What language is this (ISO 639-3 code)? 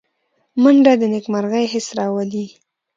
pus